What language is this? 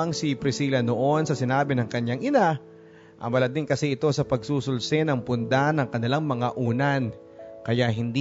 Filipino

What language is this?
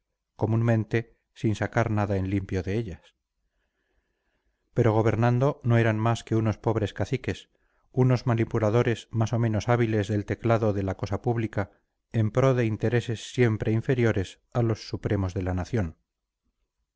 Spanish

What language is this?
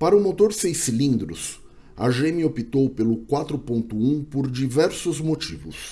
Portuguese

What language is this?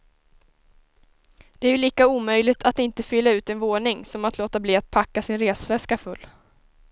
Swedish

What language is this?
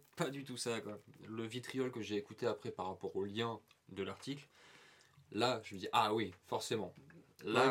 French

